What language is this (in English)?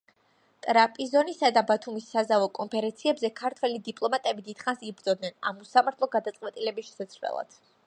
Georgian